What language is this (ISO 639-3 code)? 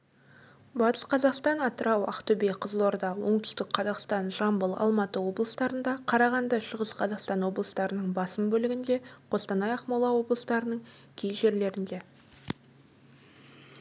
kaz